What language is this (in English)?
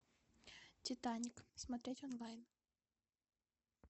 Russian